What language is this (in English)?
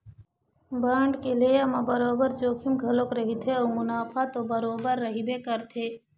Chhattisgarhi